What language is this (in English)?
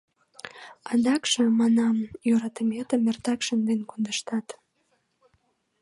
Mari